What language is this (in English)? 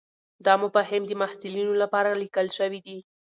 Pashto